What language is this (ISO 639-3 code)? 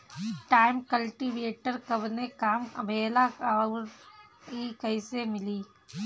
bho